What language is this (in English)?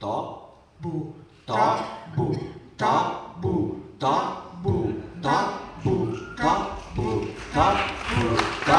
Hungarian